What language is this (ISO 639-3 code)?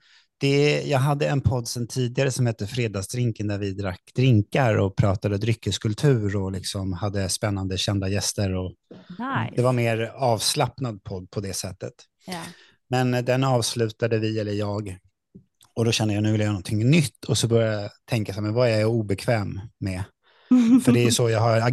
swe